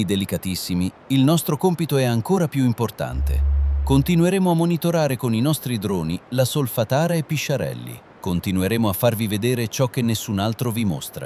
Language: Italian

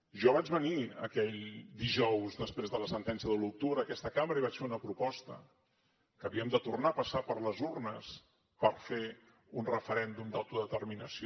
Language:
Catalan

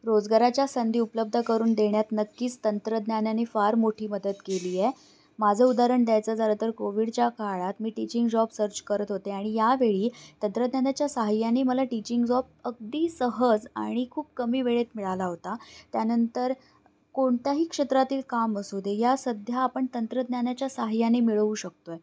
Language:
Marathi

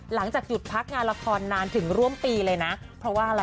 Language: Thai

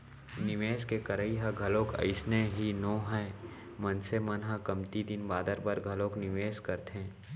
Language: Chhattisgarhi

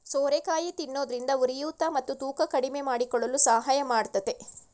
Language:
Kannada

